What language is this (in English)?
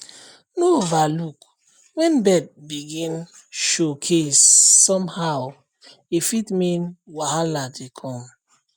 Nigerian Pidgin